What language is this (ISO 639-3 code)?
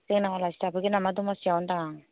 brx